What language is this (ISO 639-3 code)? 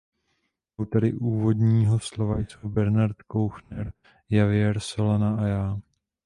ces